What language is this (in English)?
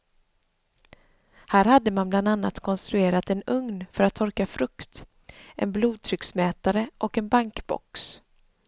Swedish